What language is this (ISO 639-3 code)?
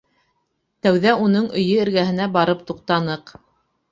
bak